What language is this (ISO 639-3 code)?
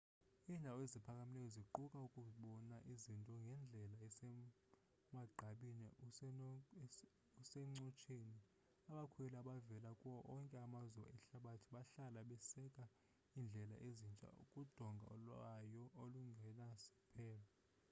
xho